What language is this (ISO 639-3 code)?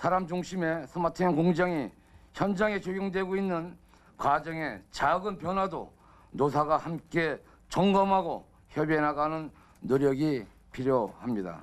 kor